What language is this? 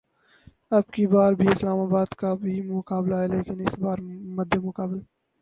Urdu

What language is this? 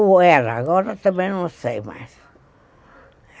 Portuguese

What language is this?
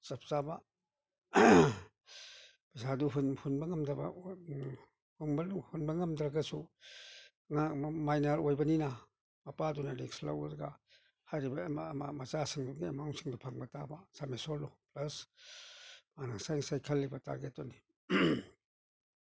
Manipuri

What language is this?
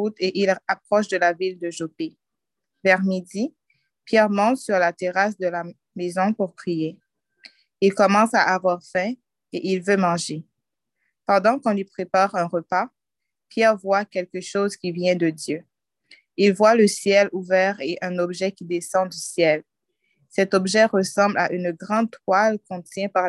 French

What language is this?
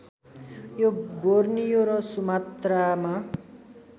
Nepali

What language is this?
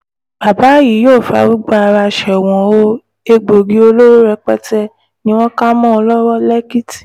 Yoruba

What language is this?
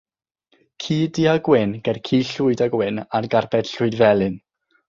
Welsh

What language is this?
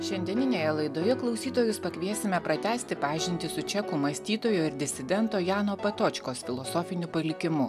Lithuanian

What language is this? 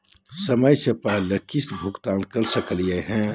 Magahi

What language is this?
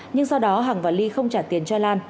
Vietnamese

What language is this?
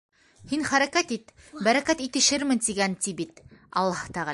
Bashkir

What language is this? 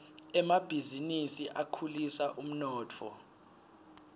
Swati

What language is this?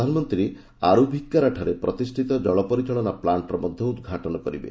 Odia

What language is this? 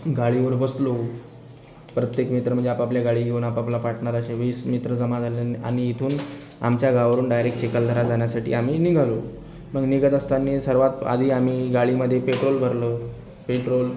Marathi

